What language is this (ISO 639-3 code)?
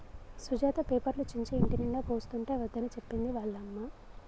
tel